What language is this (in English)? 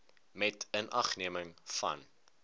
Afrikaans